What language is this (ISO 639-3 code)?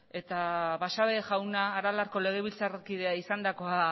eus